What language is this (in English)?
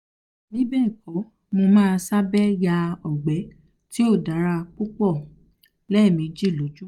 Yoruba